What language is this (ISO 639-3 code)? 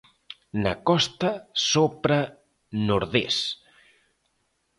glg